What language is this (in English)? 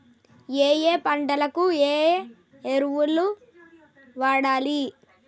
Telugu